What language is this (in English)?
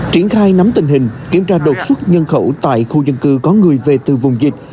Vietnamese